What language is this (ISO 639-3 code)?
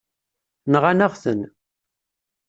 kab